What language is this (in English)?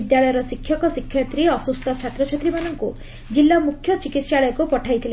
Odia